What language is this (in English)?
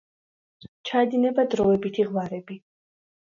Georgian